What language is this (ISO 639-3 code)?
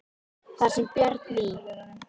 isl